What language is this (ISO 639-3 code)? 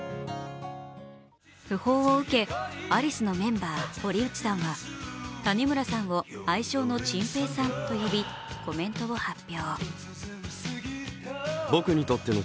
jpn